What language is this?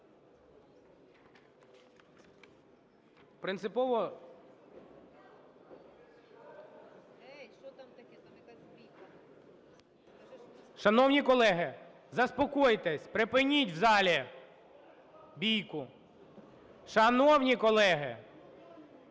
Ukrainian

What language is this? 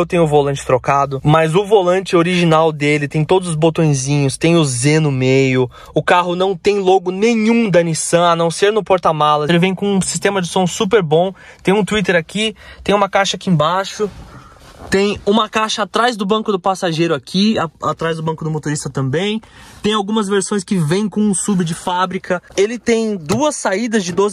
Portuguese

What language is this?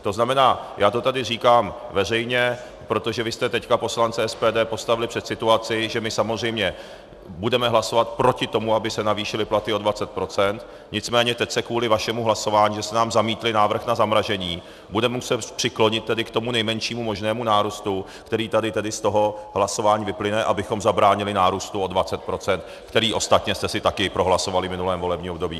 Czech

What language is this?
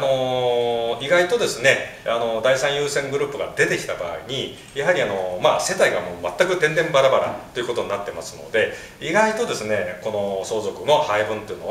Japanese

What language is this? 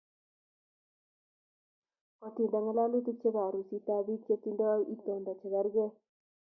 Kalenjin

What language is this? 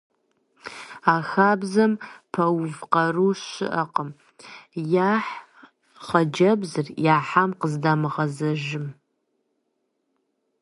Kabardian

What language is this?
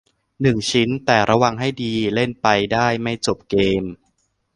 Thai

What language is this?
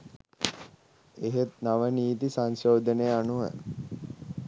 Sinhala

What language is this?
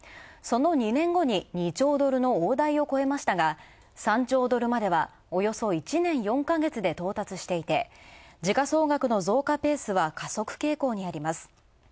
Japanese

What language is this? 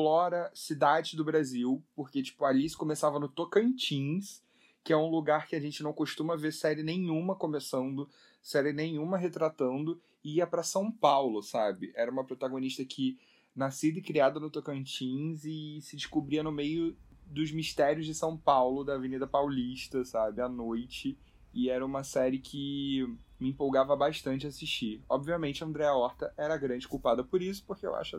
Portuguese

